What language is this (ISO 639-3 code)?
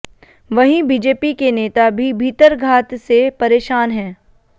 hin